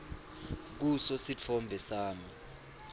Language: Swati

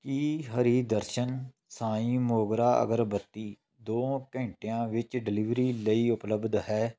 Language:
Punjabi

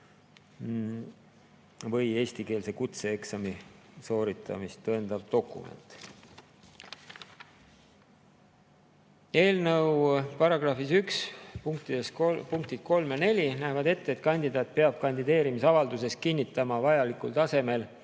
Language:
Estonian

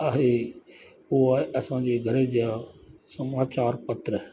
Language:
Sindhi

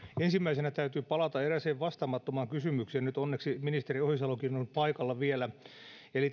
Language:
Finnish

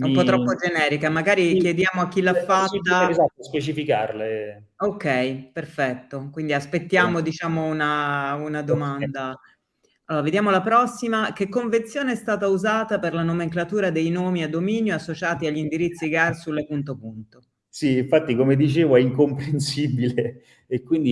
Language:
Italian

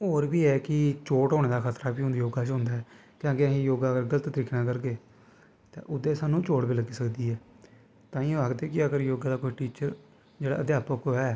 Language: Dogri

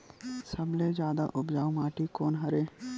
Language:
Chhattisgarhi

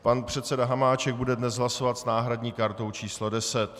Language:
Czech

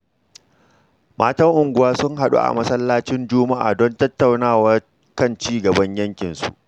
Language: Hausa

